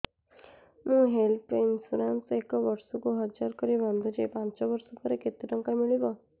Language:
Odia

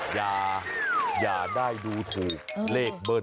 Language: Thai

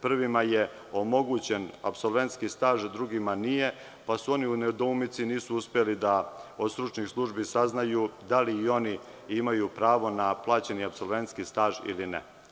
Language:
Serbian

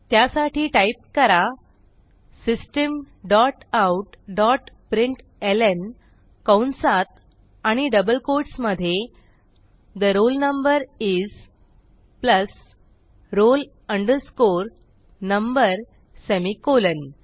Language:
Marathi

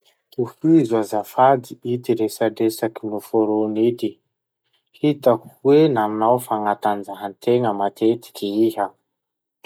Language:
Masikoro Malagasy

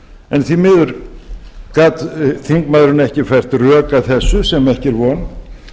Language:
Icelandic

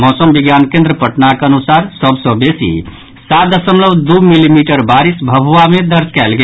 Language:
Maithili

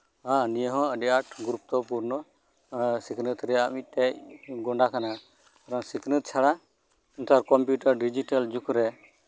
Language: Santali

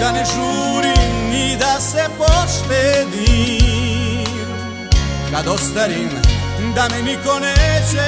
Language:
Latvian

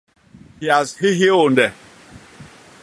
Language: Basaa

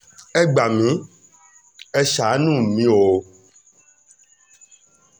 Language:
Yoruba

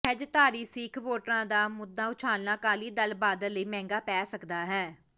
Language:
Punjabi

